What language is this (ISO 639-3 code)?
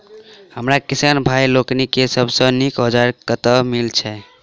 mai